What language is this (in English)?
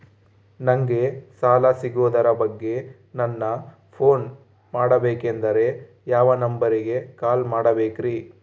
Kannada